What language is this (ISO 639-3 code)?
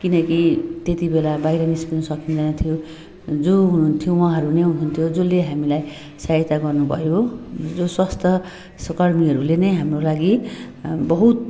nep